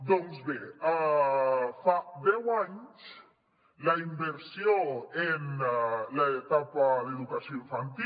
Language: Catalan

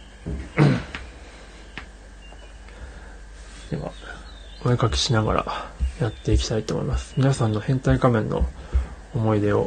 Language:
Japanese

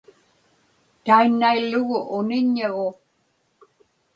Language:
Inupiaq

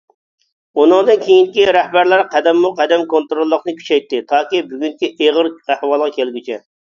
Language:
Uyghur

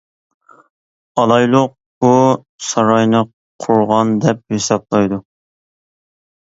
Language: Uyghur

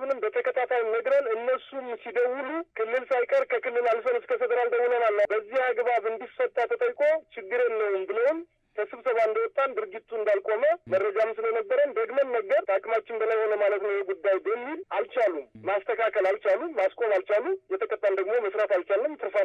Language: Turkish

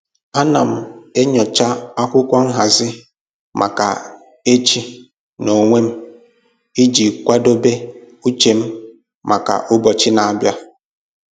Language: Igbo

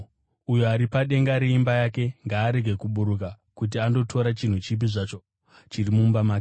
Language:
Shona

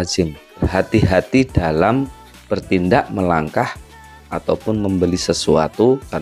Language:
Indonesian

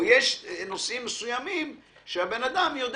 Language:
Hebrew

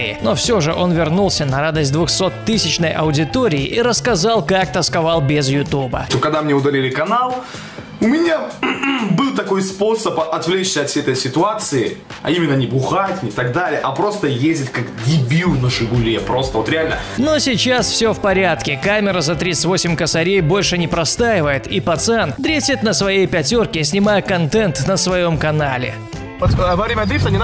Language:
Russian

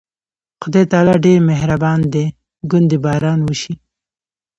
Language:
Pashto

